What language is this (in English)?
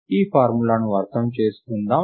Telugu